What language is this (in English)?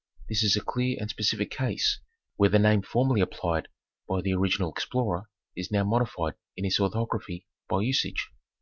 English